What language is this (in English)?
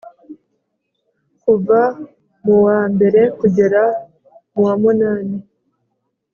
Kinyarwanda